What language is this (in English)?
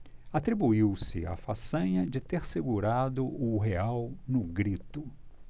Portuguese